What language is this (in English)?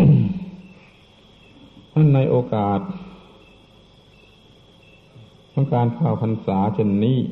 Thai